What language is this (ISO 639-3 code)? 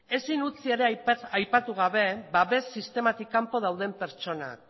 eus